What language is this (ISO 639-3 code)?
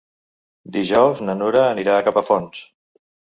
cat